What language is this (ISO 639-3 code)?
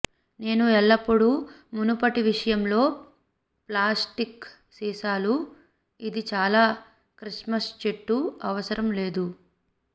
tel